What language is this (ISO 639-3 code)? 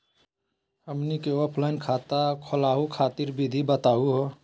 mag